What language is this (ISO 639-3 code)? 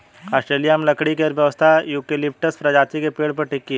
hin